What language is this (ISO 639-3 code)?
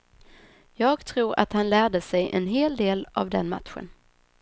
swe